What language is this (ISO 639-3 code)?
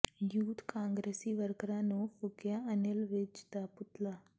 pan